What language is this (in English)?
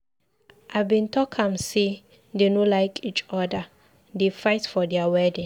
Nigerian Pidgin